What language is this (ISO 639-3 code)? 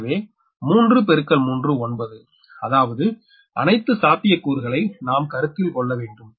tam